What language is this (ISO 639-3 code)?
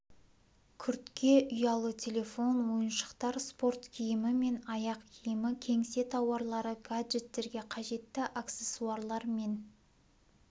kaz